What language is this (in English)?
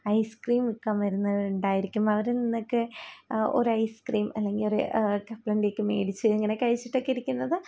Malayalam